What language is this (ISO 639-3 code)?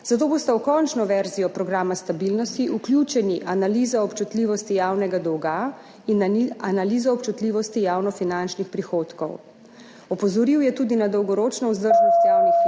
slv